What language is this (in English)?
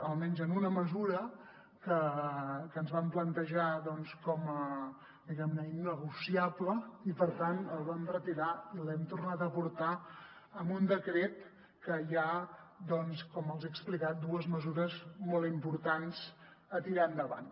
Catalan